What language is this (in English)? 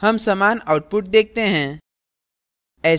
Hindi